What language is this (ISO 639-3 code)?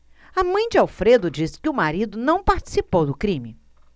por